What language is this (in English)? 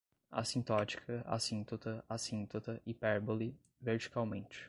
Portuguese